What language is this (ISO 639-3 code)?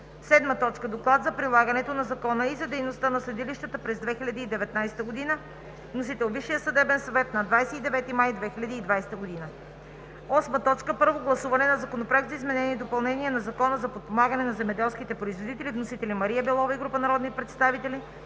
bul